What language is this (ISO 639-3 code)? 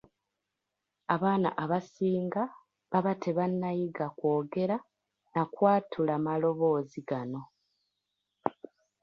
lug